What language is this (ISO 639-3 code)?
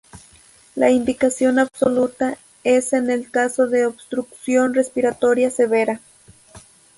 spa